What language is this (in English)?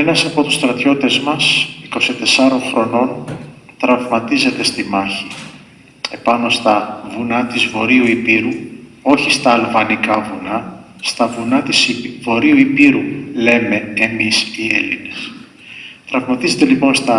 Greek